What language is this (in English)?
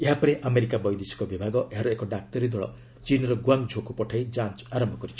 Odia